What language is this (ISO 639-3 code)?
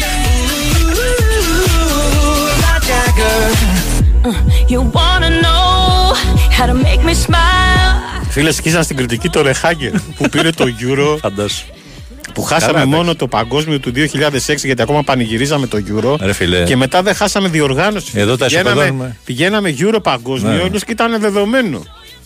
ell